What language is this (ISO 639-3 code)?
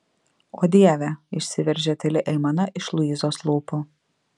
lit